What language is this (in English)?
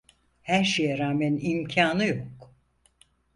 Turkish